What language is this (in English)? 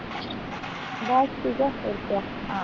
Punjabi